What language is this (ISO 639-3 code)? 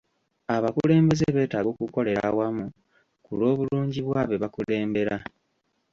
lug